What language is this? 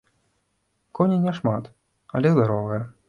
Belarusian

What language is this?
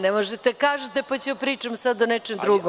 Serbian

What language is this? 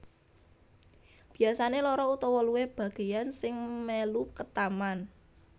Javanese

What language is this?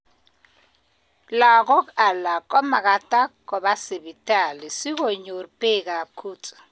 Kalenjin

